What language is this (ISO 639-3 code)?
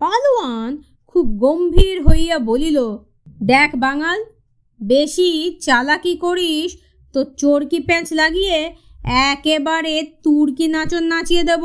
ben